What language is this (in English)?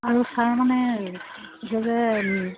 Assamese